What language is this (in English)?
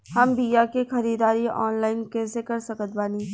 Bhojpuri